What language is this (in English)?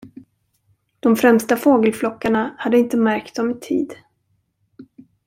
Swedish